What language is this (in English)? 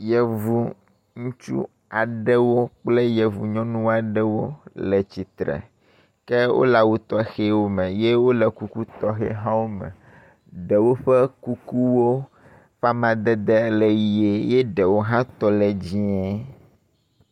Ewe